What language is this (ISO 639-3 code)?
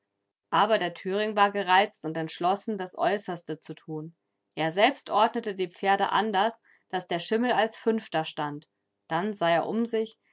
deu